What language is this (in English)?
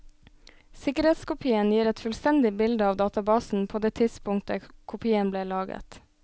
Norwegian